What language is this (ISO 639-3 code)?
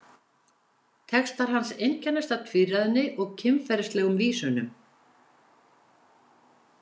isl